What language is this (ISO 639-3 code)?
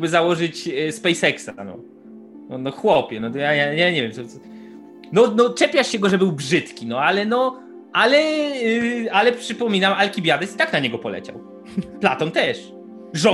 pol